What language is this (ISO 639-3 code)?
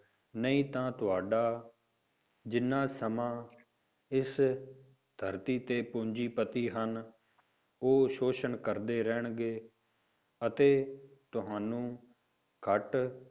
pan